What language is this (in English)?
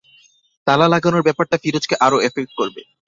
Bangla